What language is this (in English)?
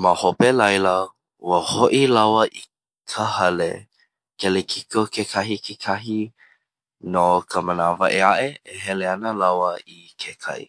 Hawaiian